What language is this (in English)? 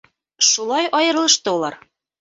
Bashkir